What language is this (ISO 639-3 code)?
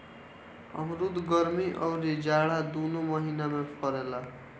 bho